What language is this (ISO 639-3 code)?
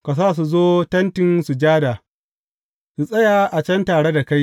hau